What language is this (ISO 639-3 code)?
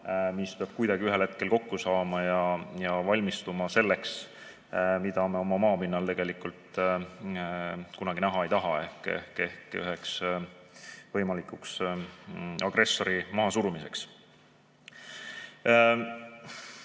est